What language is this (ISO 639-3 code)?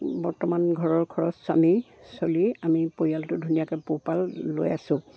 asm